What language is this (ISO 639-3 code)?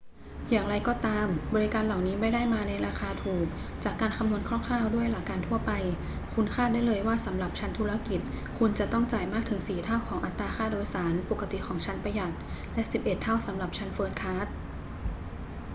tha